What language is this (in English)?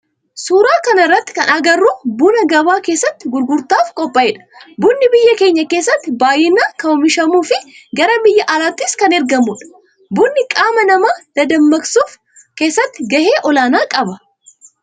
Oromo